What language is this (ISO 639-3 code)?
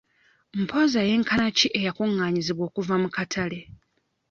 lug